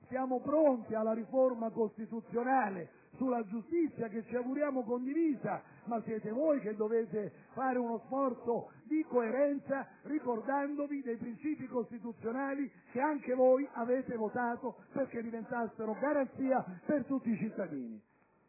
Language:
Italian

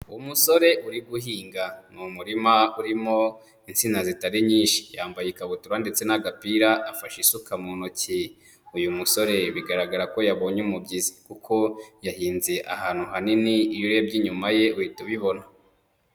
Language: Kinyarwanda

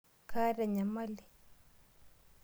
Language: Masai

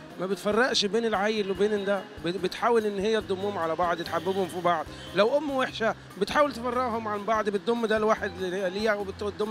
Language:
Arabic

